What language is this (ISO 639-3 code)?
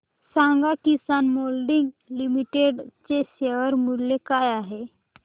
mar